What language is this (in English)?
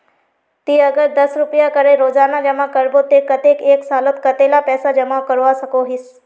Magahi